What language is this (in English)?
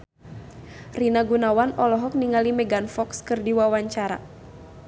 Sundanese